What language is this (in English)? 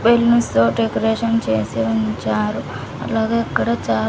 Telugu